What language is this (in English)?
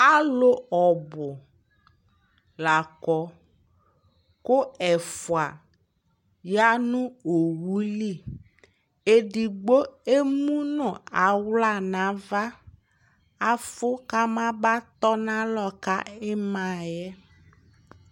Ikposo